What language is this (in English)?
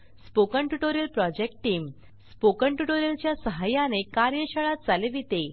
Marathi